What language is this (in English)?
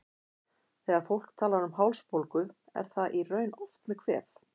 Icelandic